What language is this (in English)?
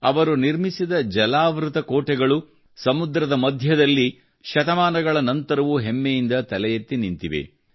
Kannada